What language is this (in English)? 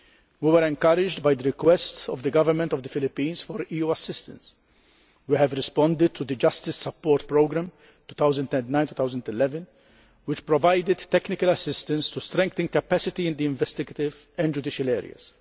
English